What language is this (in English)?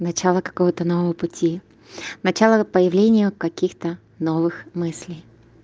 Russian